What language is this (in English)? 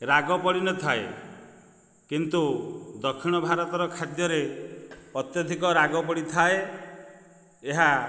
Odia